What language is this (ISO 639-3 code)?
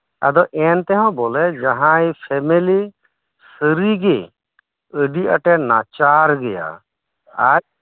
sat